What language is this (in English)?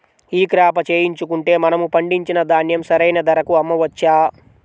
Telugu